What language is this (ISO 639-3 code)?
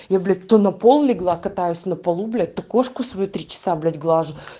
rus